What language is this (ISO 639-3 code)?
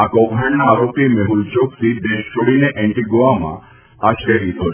guj